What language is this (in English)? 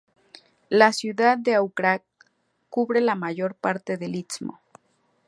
Spanish